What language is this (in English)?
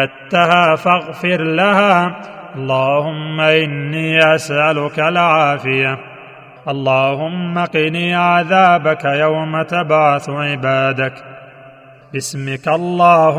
Arabic